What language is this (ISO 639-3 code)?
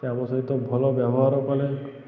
ori